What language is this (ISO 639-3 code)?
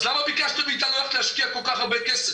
heb